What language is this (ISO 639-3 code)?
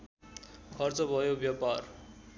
nep